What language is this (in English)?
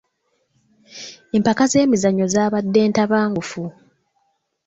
Ganda